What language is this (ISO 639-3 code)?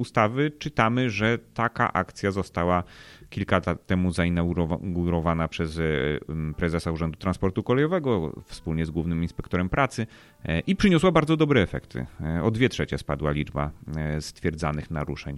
pol